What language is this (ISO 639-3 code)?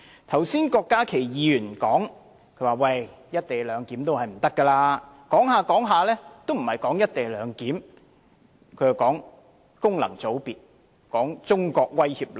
yue